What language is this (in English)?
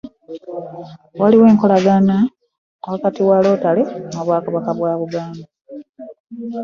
Ganda